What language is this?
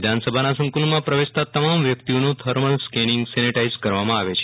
Gujarati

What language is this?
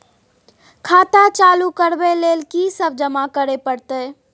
Maithili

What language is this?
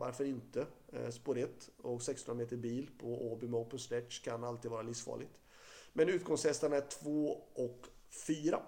Swedish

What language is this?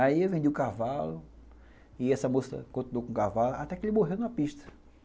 Portuguese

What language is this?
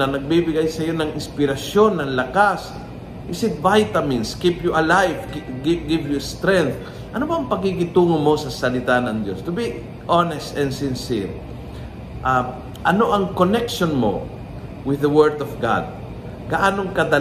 Filipino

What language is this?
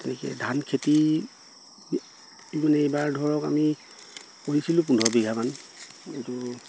Assamese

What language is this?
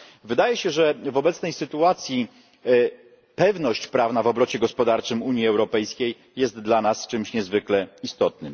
Polish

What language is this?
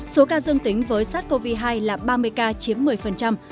Vietnamese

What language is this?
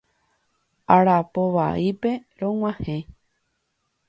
Guarani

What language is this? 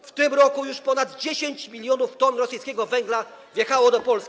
Polish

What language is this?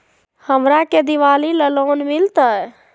Magahi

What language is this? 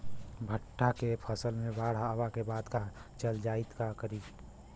Bhojpuri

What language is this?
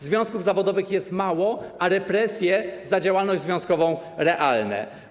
Polish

